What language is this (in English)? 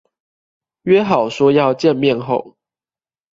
Chinese